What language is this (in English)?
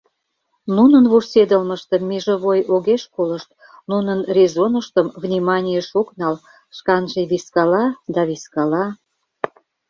Mari